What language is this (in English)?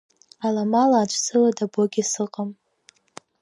Abkhazian